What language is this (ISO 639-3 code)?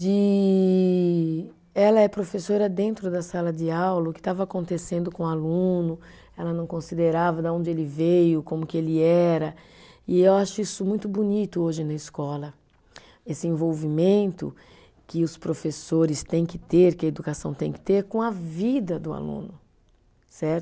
por